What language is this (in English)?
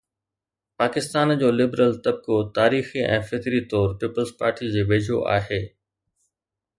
Sindhi